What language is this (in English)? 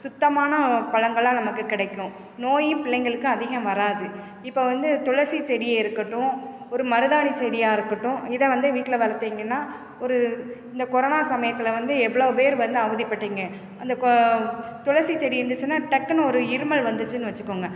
Tamil